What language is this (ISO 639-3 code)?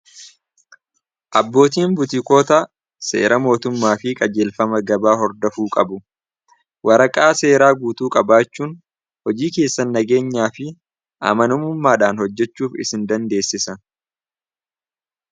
orm